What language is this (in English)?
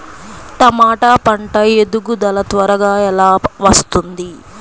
Telugu